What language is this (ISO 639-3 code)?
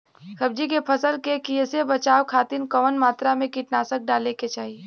bho